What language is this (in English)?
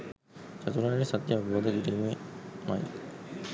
Sinhala